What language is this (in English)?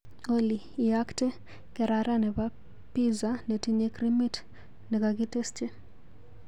Kalenjin